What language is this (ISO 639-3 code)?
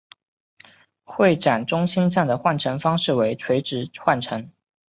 zho